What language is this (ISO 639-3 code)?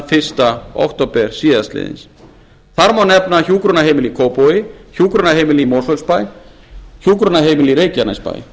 isl